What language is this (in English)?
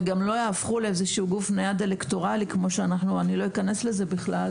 Hebrew